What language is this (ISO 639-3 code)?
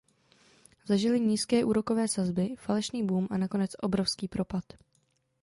ces